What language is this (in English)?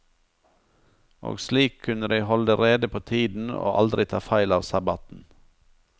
Norwegian